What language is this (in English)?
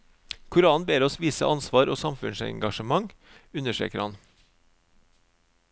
Norwegian